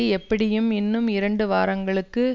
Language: Tamil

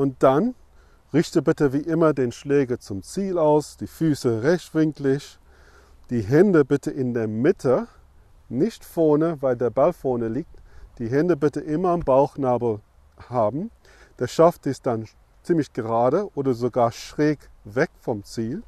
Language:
German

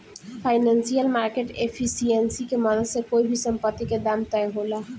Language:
Bhojpuri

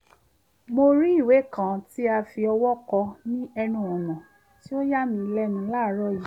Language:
Yoruba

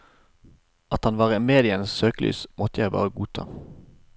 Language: Norwegian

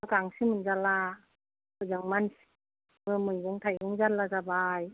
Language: Bodo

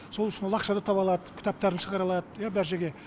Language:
Kazakh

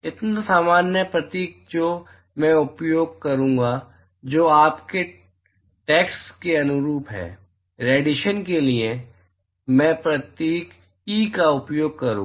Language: Hindi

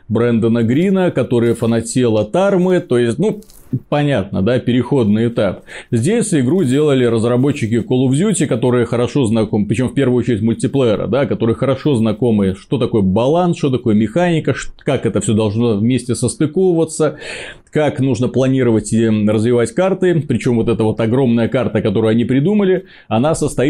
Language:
Russian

